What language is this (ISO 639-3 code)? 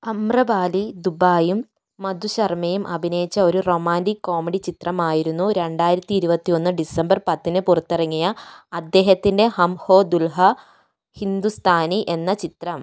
mal